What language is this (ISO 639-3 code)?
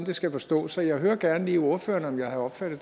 dan